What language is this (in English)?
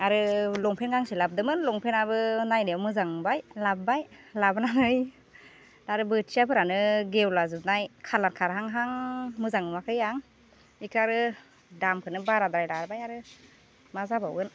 Bodo